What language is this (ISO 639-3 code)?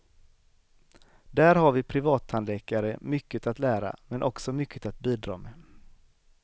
swe